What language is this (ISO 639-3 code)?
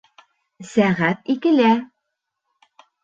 bak